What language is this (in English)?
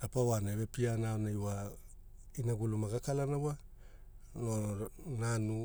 Hula